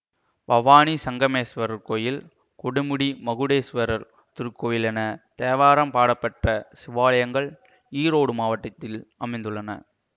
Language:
Tamil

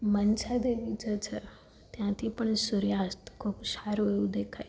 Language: Gujarati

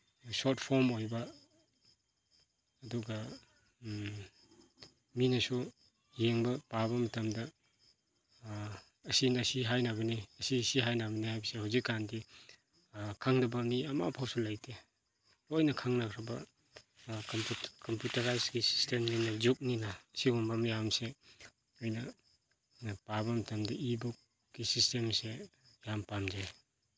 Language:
Manipuri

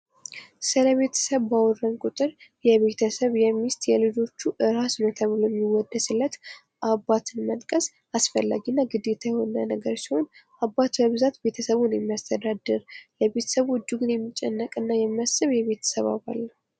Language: Amharic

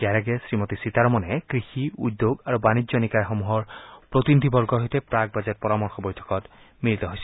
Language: Assamese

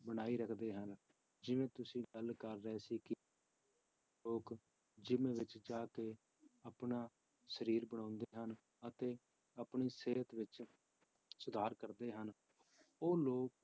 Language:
Punjabi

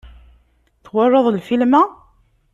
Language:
Kabyle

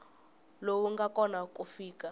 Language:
Tsonga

